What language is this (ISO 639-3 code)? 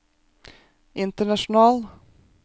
nor